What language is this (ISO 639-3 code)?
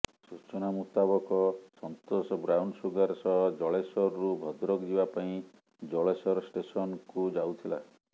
ori